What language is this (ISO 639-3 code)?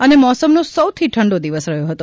guj